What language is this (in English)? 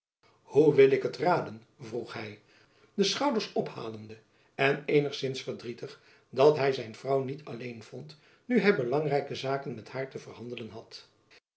Dutch